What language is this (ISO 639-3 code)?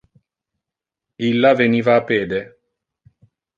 ina